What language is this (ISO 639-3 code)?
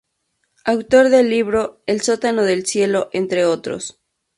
spa